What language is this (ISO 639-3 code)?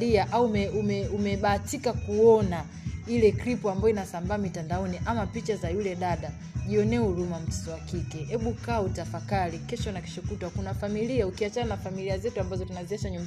swa